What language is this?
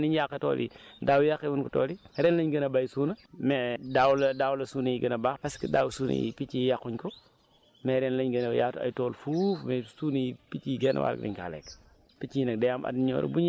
Wolof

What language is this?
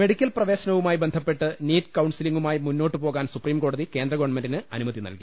Malayalam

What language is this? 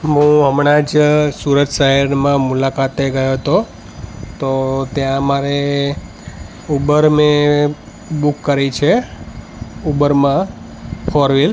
Gujarati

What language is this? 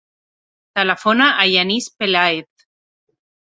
Catalan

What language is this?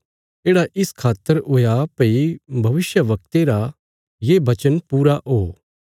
Bilaspuri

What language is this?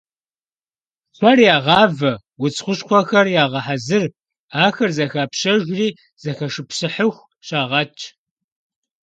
Kabardian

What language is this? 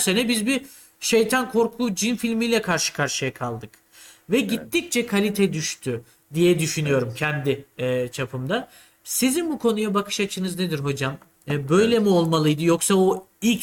Turkish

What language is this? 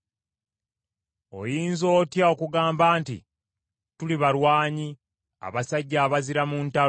Ganda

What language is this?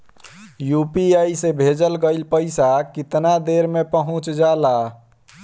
Bhojpuri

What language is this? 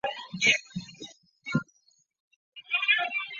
Chinese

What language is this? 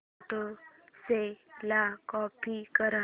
Marathi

